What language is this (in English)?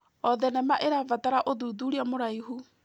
Kikuyu